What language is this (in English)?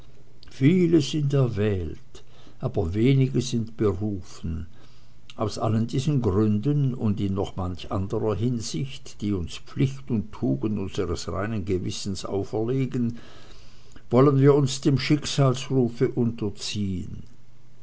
German